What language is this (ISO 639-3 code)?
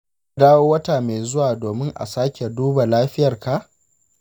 hau